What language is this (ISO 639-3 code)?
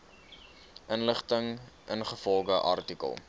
afr